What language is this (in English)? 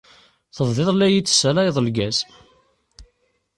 Kabyle